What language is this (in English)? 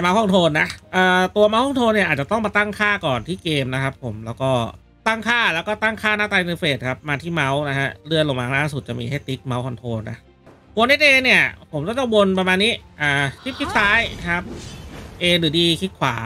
Thai